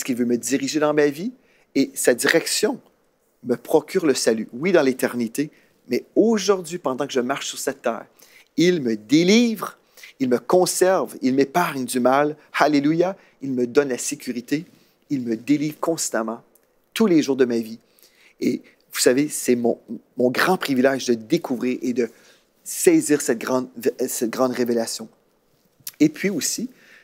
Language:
French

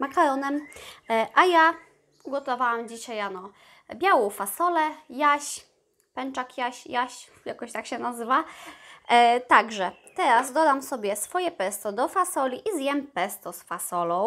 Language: Polish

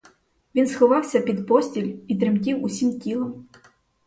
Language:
Ukrainian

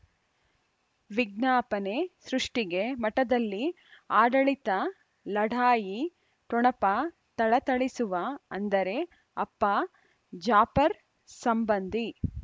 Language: Kannada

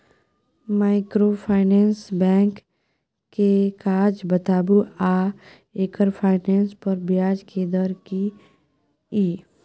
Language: Maithili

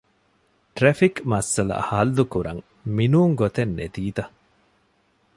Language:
Divehi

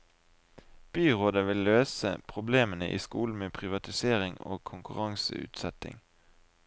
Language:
Norwegian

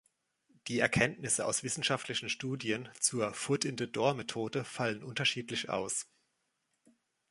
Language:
German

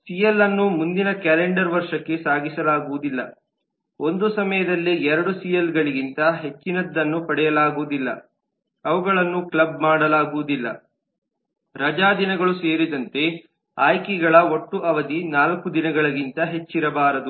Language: Kannada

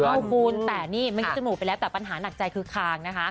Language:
Thai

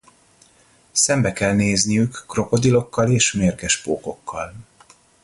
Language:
Hungarian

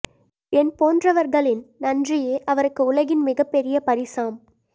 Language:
Tamil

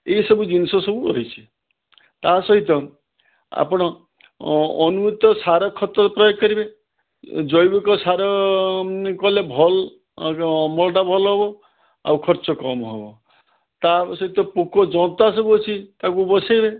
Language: Odia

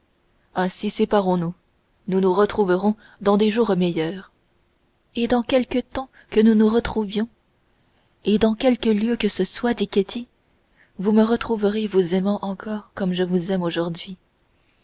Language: French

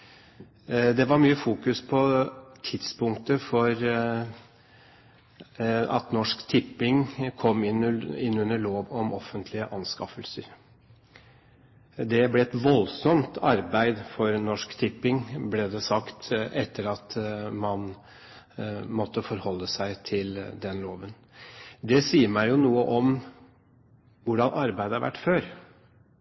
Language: Norwegian Bokmål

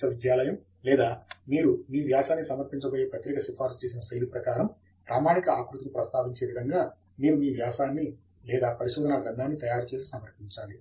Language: Telugu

